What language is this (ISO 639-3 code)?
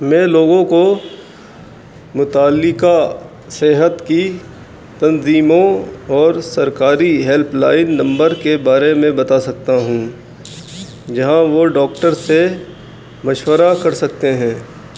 urd